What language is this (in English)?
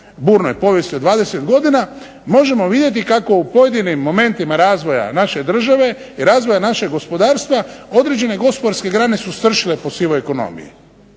Croatian